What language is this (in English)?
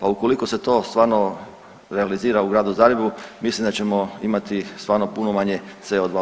Croatian